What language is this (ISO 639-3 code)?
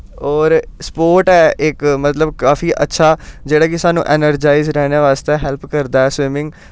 doi